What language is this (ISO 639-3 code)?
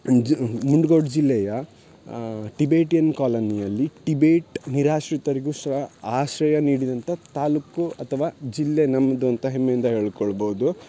kan